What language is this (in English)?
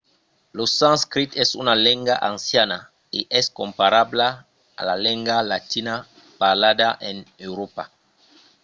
Occitan